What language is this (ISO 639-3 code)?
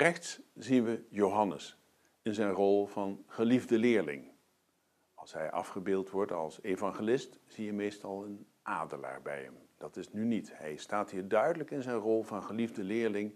nld